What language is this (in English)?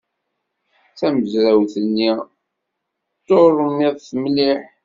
Kabyle